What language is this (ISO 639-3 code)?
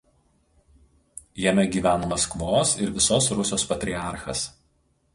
lit